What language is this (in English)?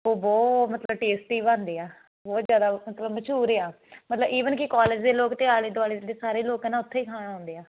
Punjabi